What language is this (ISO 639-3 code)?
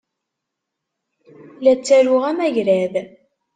kab